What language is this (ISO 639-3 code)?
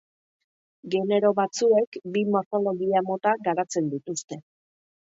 eus